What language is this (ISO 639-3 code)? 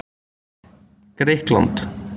isl